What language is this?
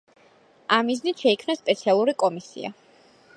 Georgian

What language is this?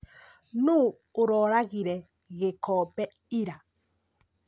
Kikuyu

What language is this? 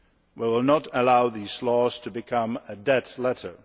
English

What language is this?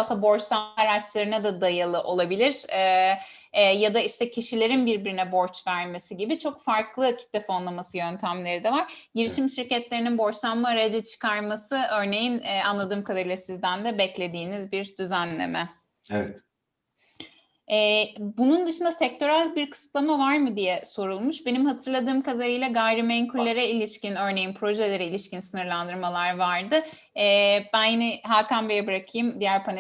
Turkish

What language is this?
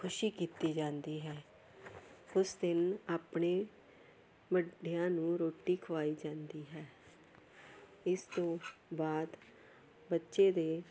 Punjabi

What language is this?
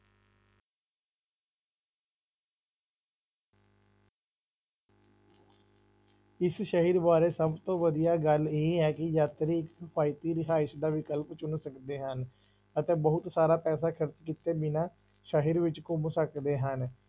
Punjabi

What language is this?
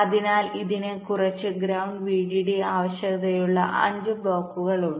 Malayalam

